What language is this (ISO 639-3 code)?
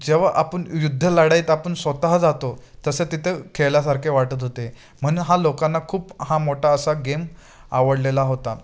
mar